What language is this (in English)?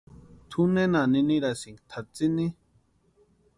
Western Highland Purepecha